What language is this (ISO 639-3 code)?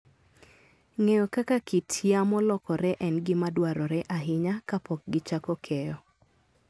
luo